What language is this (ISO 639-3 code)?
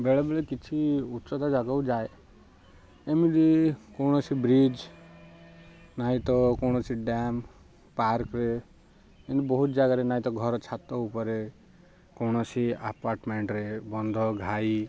ori